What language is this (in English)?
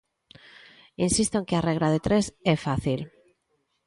Galician